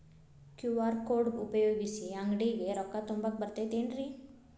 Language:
Kannada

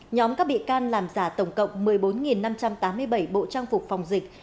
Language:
Vietnamese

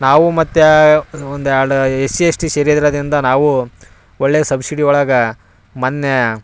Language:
Kannada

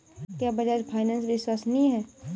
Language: Hindi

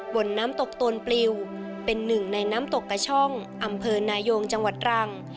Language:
Thai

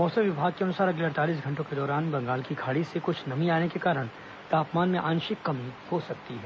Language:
Hindi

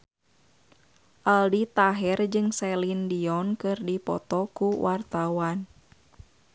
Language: Sundanese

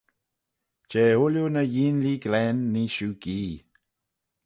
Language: Manx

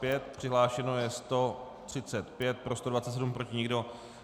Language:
Czech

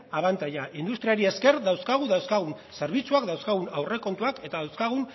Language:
Basque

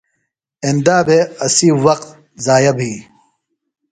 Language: Phalura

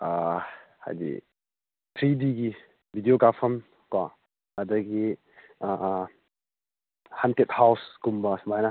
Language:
Manipuri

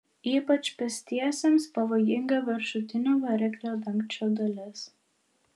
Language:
Lithuanian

